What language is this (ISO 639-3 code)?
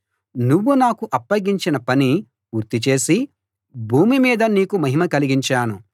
tel